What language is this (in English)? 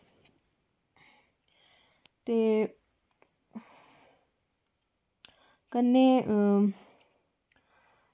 Dogri